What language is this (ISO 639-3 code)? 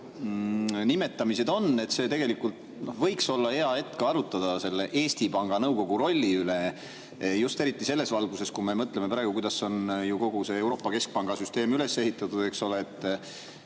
est